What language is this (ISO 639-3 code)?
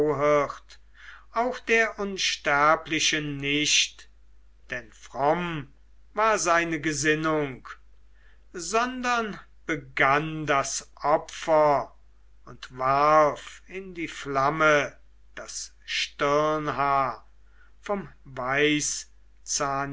deu